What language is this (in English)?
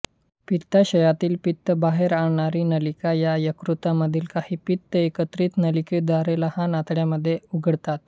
Marathi